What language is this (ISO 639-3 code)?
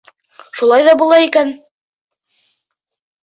bak